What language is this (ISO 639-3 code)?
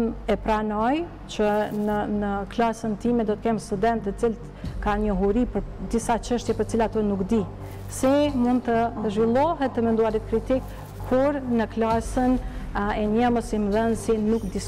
ron